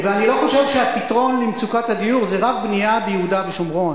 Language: Hebrew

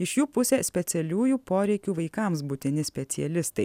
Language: Lithuanian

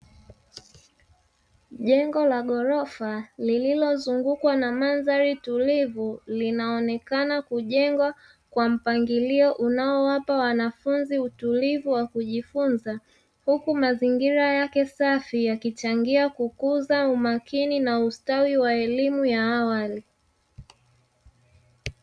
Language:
Swahili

